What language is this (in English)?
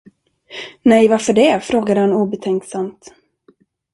Swedish